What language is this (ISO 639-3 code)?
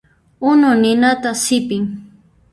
qxp